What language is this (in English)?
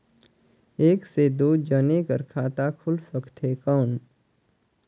Chhattisgarhi